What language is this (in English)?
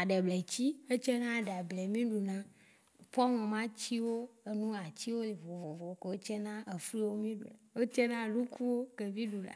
Waci Gbe